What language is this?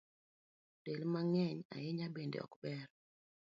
Luo (Kenya and Tanzania)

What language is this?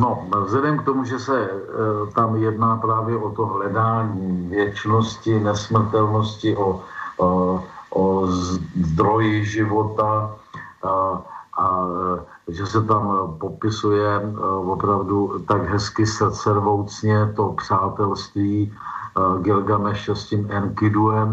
Czech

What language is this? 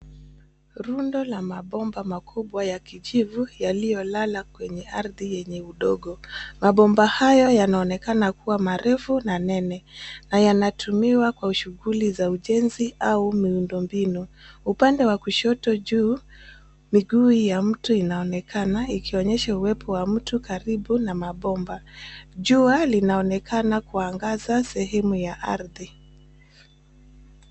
Swahili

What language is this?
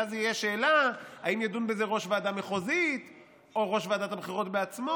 Hebrew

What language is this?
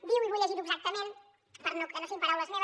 Catalan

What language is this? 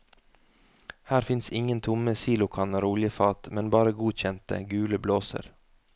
Norwegian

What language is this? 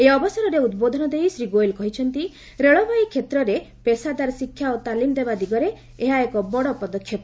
Odia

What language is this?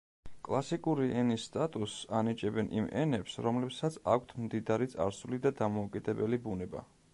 Georgian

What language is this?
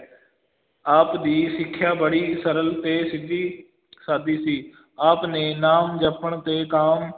Punjabi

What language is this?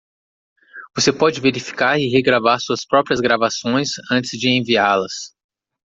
Portuguese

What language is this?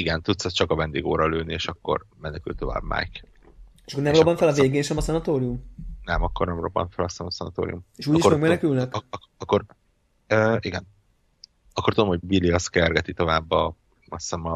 Hungarian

